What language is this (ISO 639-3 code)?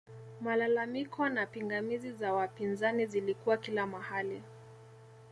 swa